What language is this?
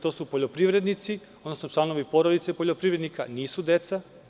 Serbian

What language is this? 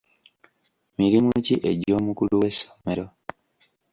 Ganda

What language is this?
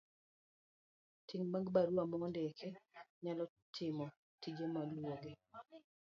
Luo (Kenya and Tanzania)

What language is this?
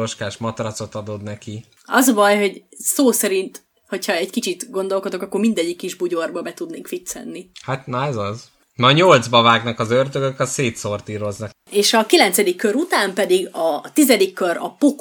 Hungarian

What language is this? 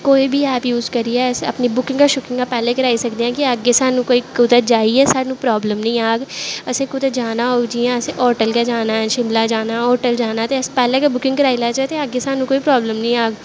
Dogri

